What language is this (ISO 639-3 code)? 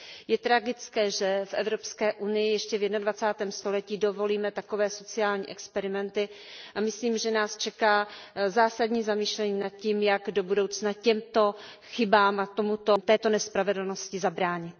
ces